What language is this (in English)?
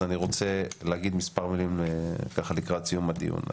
Hebrew